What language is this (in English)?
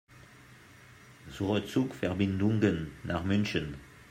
German